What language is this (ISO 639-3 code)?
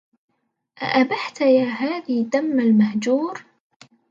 ara